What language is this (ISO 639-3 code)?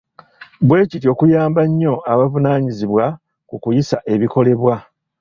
lug